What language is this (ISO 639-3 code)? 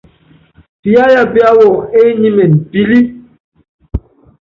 yav